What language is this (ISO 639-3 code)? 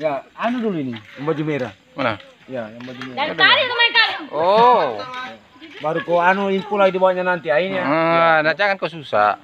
ind